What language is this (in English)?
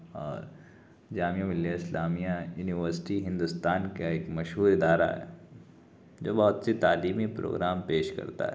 Urdu